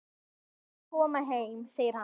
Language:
Icelandic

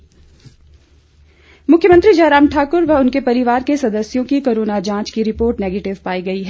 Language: Hindi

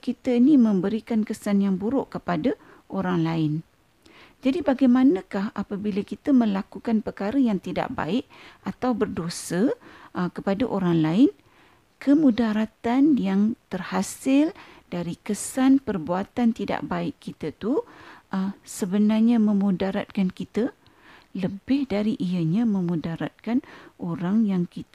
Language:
Malay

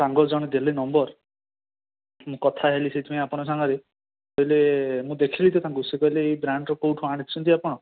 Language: Odia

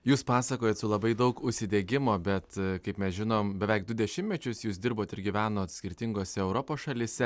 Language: Lithuanian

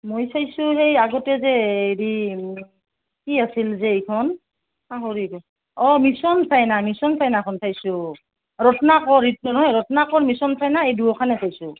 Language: Assamese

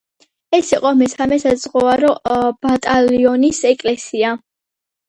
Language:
Georgian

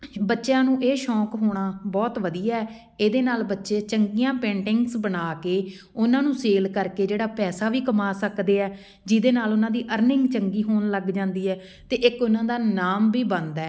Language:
Punjabi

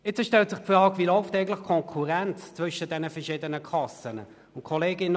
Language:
Swiss German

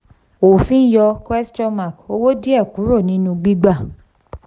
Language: Yoruba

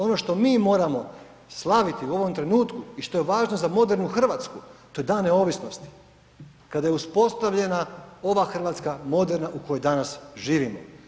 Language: Croatian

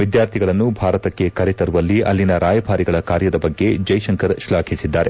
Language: Kannada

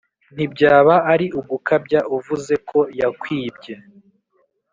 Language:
Kinyarwanda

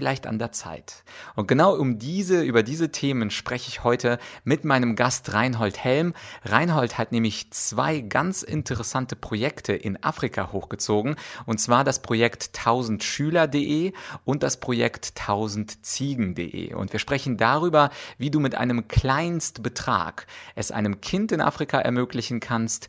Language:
German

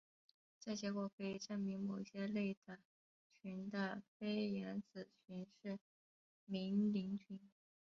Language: Chinese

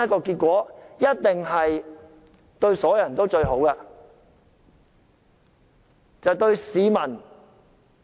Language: Cantonese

